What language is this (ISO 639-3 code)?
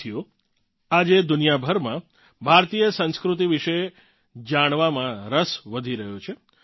guj